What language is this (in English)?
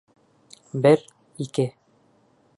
Bashkir